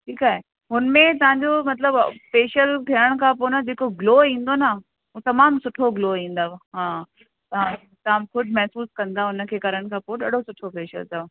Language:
Sindhi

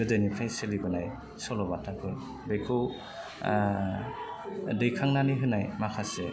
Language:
Bodo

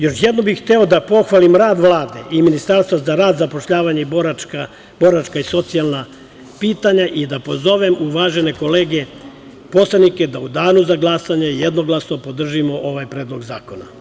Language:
Serbian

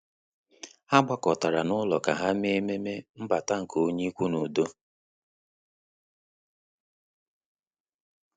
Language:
Igbo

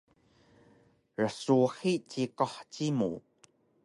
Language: Taroko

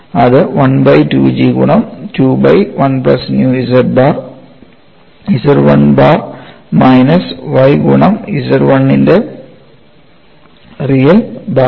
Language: Malayalam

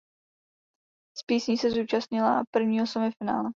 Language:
Czech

